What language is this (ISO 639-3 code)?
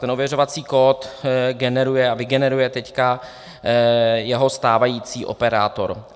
ces